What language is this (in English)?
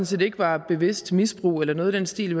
Danish